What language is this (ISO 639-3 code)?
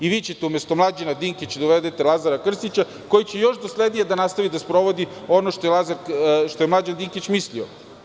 srp